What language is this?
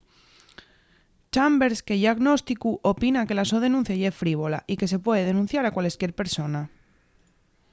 Asturian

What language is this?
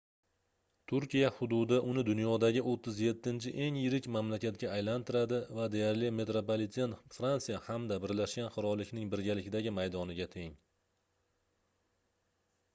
Uzbek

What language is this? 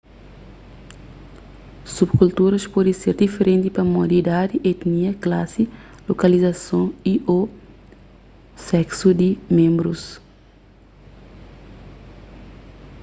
Kabuverdianu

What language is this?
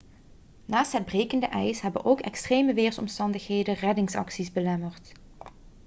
Dutch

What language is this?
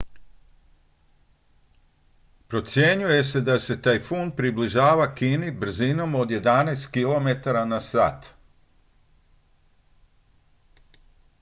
Croatian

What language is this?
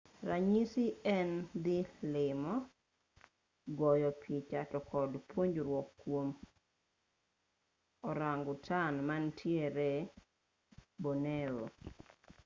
Luo (Kenya and Tanzania)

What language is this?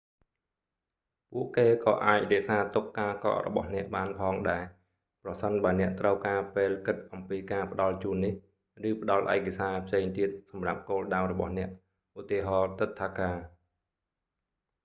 Khmer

